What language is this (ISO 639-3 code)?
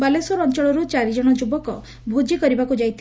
ori